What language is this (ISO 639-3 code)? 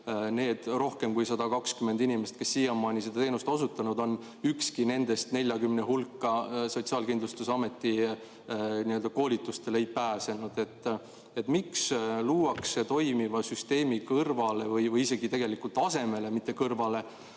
est